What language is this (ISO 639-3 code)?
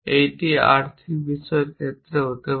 ben